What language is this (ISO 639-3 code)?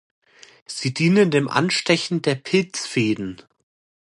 deu